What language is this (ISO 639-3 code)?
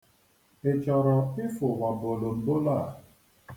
ibo